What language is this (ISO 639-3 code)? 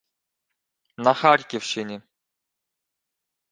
ukr